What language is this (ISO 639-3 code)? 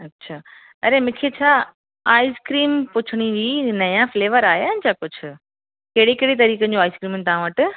snd